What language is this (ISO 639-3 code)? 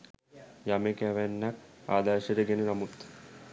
sin